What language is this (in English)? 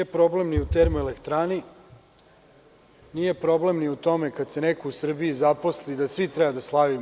Serbian